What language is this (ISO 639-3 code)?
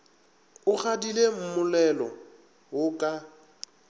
nso